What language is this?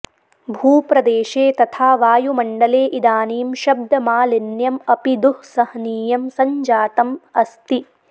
Sanskrit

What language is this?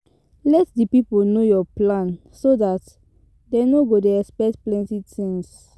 Nigerian Pidgin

